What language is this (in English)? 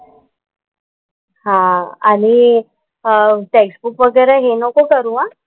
Marathi